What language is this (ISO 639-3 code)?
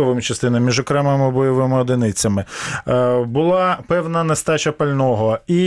ukr